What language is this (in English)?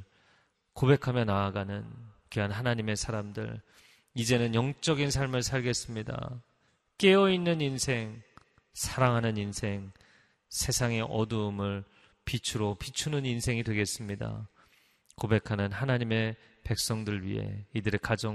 Korean